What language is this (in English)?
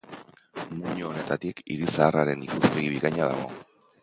Basque